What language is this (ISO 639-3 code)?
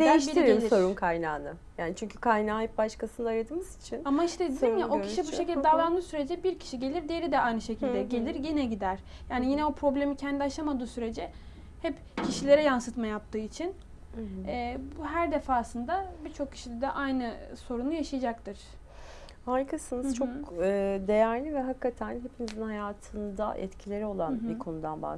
tur